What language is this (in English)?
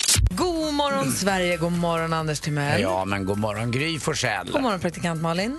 Swedish